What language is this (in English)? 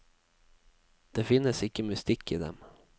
Norwegian